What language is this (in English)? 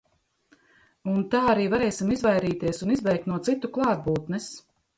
Latvian